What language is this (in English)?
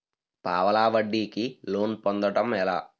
Telugu